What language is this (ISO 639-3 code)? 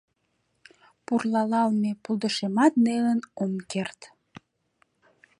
chm